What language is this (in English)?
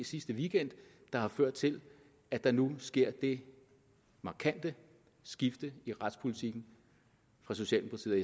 Danish